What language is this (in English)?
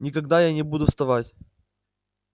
Russian